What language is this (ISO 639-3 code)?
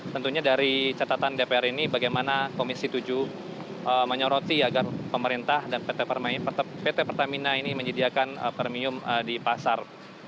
ind